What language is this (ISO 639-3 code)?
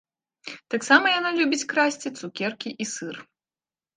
bel